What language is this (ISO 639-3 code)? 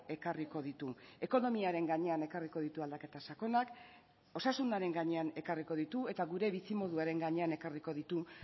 eus